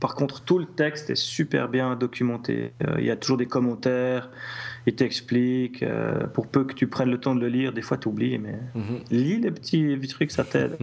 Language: French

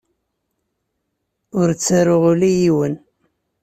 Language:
Kabyle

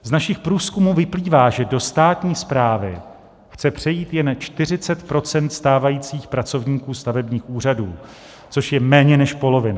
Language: Czech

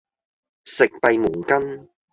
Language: Cantonese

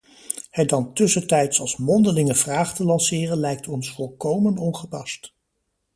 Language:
Dutch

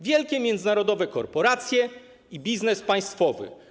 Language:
Polish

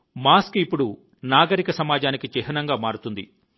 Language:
Telugu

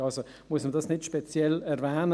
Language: Swiss German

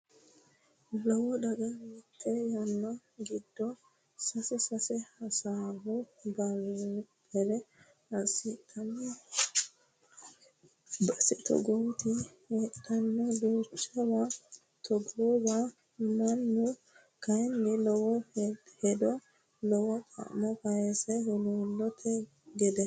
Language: Sidamo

